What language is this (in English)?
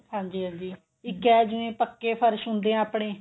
Punjabi